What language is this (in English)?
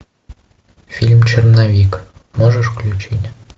Russian